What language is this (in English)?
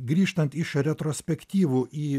Lithuanian